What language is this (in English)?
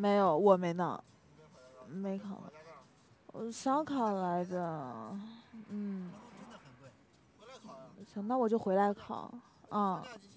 Chinese